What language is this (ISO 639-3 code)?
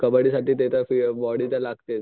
mar